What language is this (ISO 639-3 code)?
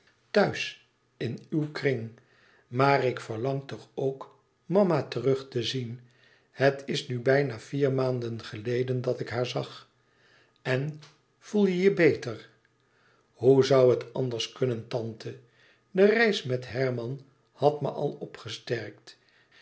nld